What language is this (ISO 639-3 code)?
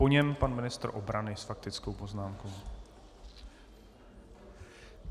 ces